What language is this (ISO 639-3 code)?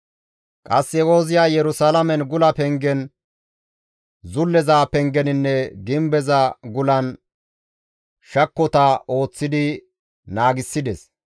gmv